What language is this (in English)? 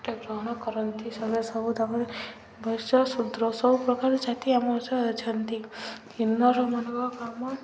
Odia